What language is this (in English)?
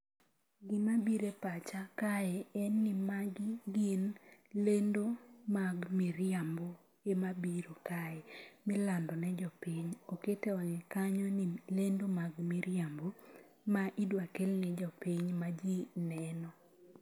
Luo (Kenya and Tanzania)